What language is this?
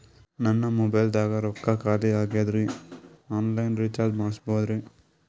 Kannada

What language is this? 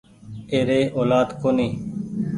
Goaria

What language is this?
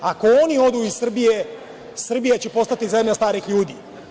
Serbian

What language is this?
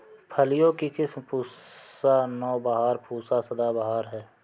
Hindi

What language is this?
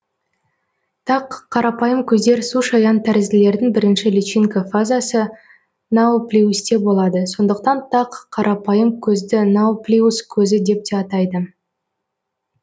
Kazakh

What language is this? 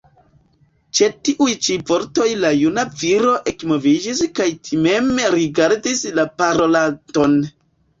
Esperanto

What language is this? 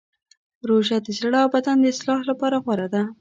Pashto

